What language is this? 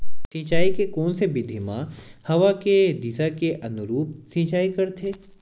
Chhattisgarhi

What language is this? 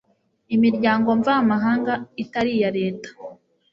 Kinyarwanda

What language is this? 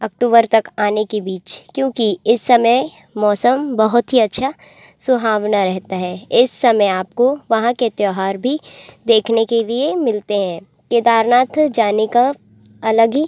Hindi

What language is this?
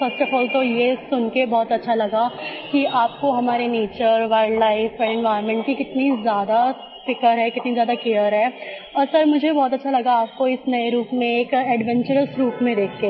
Hindi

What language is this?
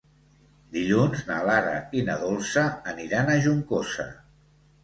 Catalan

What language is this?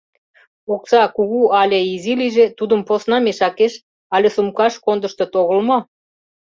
Mari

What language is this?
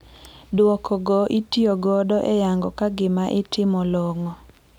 Luo (Kenya and Tanzania)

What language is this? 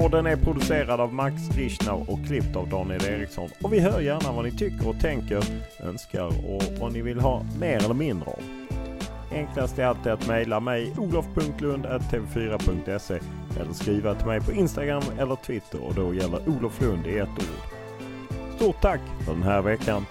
Swedish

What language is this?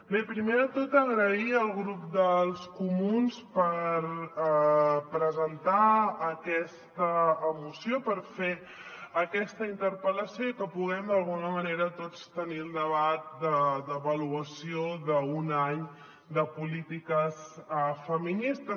Catalan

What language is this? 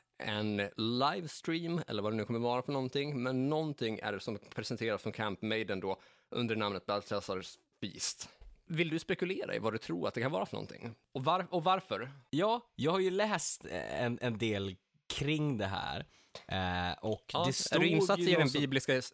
Swedish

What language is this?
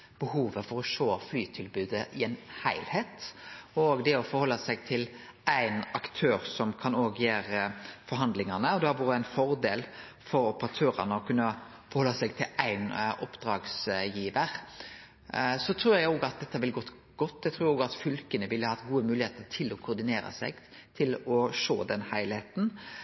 Norwegian Nynorsk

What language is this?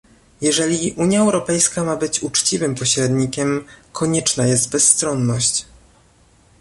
Polish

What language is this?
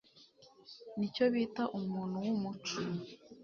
Kinyarwanda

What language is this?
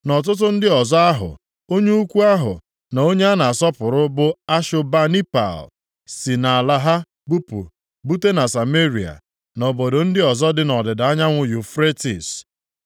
Igbo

